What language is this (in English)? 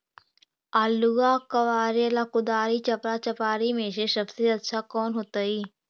Magahi